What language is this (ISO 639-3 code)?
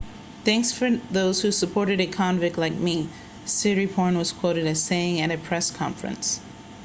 eng